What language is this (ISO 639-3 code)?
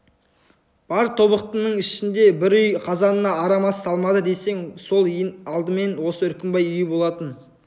kaz